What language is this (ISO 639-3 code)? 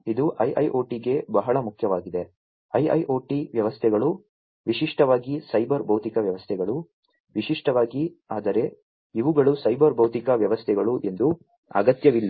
kan